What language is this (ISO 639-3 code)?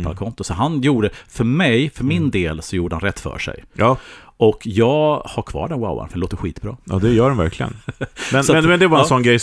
swe